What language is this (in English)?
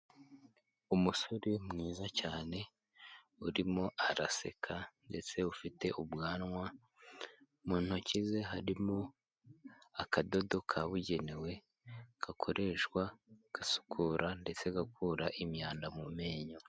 Kinyarwanda